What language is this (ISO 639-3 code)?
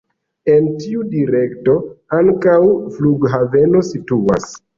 epo